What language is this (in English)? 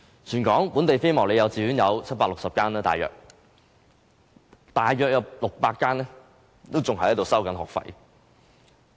Cantonese